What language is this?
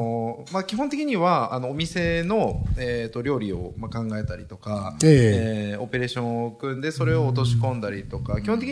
Japanese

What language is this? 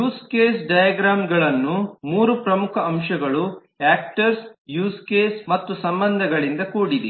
Kannada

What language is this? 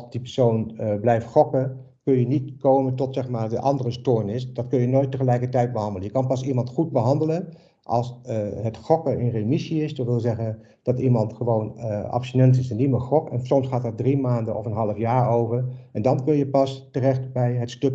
Dutch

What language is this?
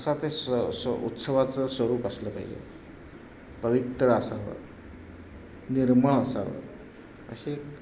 Marathi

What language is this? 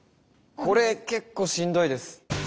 Japanese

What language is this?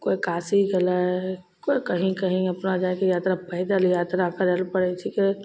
Maithili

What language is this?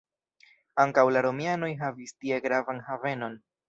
Esperanto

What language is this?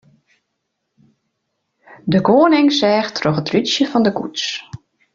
Western Frisian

